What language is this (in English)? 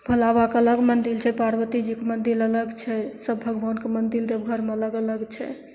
Maithili